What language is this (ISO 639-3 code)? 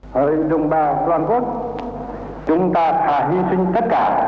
vie